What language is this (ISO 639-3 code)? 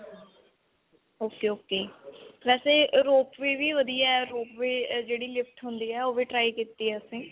pan